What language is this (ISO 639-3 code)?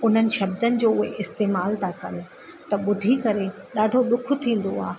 snd